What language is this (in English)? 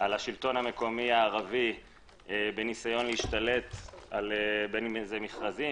Hebrew